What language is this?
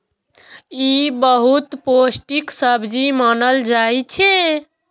Maithili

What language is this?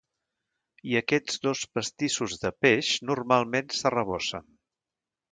Catalan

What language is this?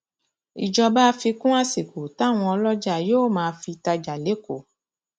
Yoruba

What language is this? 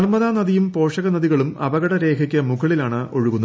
Malayalam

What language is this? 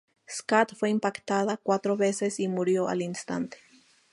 Spanish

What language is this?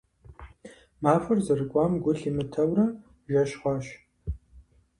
Kabardian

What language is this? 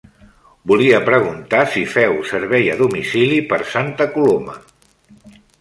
Catalan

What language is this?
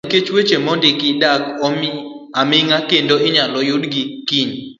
Luo (Kenya and Tanzania)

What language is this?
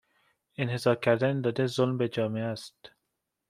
Persian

